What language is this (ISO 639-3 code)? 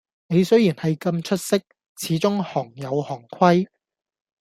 yue